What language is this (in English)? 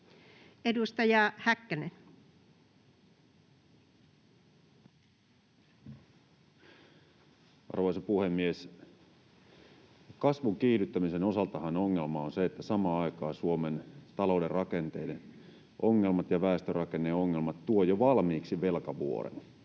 Finnish